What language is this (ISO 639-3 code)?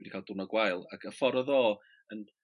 cym